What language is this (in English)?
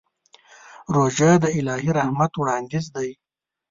Pashto